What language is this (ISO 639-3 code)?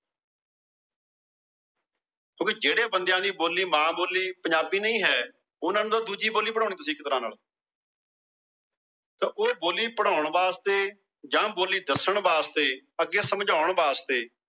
pan